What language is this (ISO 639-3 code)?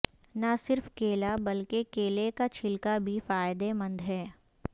urd